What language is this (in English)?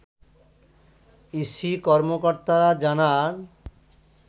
Bangla